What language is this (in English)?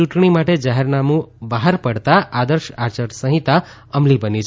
Gujarati